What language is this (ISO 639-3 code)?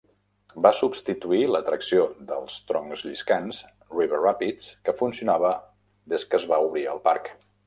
cat